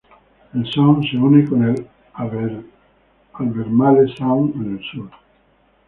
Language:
Spanish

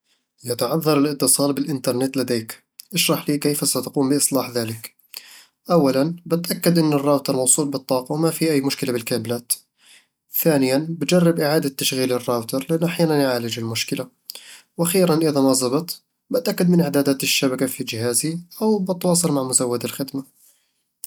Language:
Eastern Egyptian Bedawi Arabic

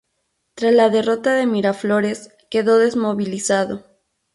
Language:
Spanish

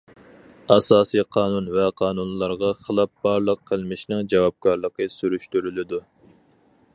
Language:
Uyghur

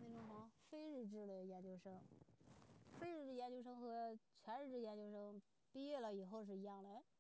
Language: Chinese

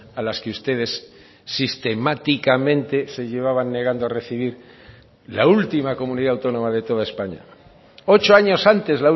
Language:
Spanish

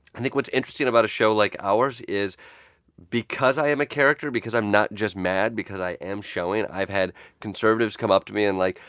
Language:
English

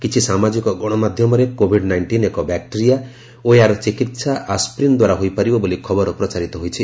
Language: Odia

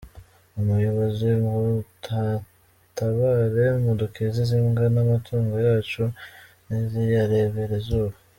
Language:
Kinyarwanda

